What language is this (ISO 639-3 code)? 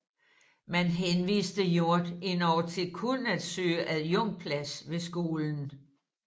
dan